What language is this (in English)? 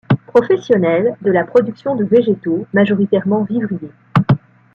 French